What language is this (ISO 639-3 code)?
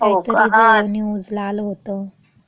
mar